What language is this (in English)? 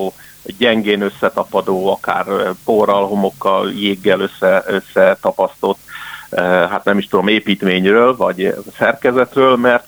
Hungarian